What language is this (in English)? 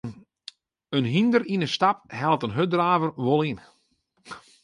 Western Frisian